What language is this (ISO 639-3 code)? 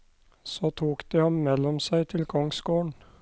nor